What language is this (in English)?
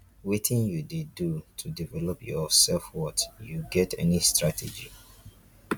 Nigerian Pidgin